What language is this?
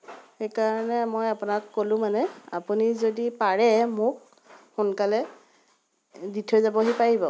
Assamese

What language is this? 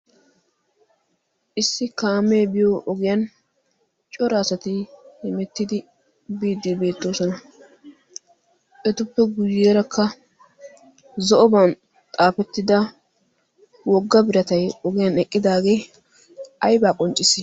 Wolaytta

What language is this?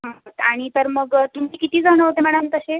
Marathi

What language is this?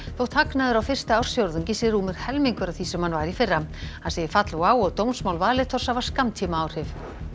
Icelandic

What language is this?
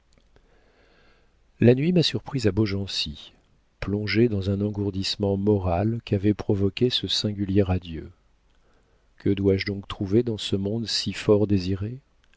French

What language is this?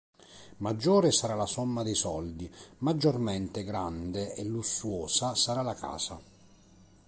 Italian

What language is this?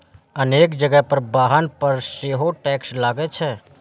Maithili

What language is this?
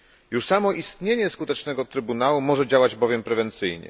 Polish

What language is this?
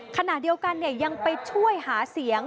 Thai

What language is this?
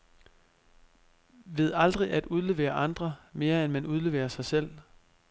Danish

